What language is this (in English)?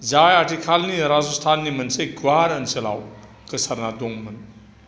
Bodo